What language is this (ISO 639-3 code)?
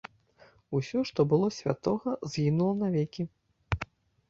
bel